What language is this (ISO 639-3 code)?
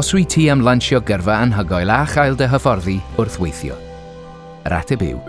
cym